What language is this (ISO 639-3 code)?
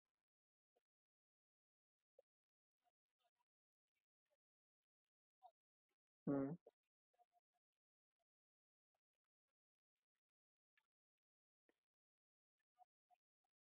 mar